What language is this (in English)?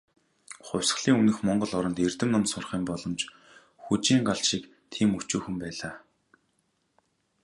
Mongolian